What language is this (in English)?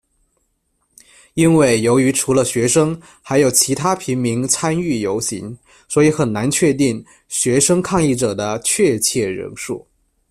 Chinese